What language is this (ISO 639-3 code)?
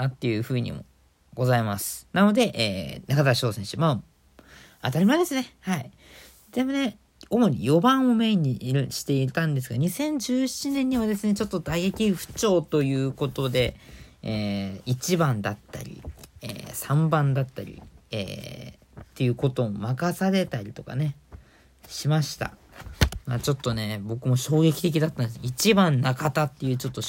jpn